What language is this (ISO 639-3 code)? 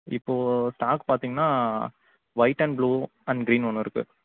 tam